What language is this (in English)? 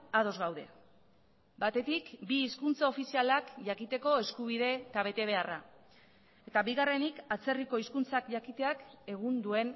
Basque